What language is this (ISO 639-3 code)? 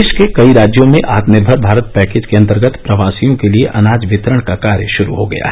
hin